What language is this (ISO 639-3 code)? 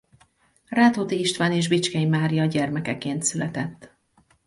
hun